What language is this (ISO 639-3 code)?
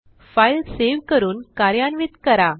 mar